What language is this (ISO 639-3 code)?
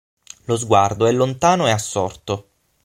ita